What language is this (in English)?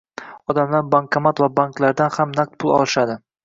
Uzbek